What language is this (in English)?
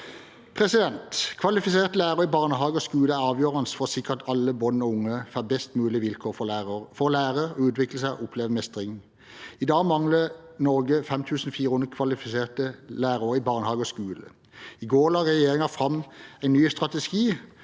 Norwegian